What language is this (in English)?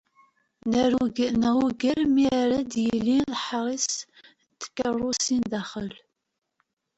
Kabyle